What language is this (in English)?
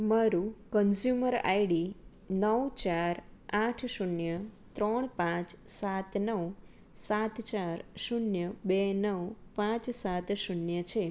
Gujarati